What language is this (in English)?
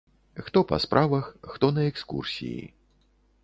Belarusian